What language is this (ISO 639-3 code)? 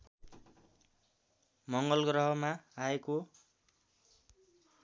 nep